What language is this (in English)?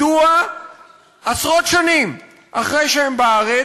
Hebrew